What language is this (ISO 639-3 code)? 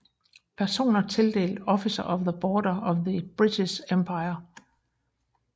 dan